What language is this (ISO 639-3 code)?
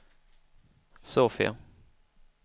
swe